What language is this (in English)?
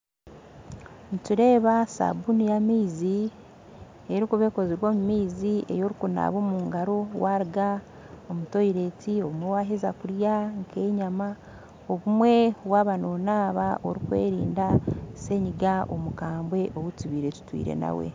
Nyankole